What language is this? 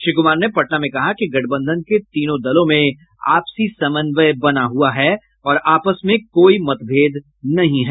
Hindi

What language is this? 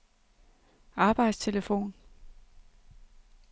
Danish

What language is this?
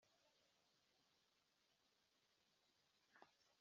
Kinyarwanda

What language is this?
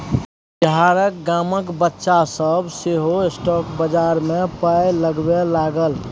Maithili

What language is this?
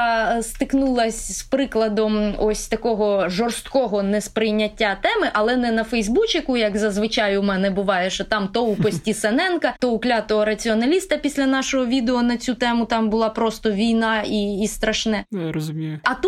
Ukrainian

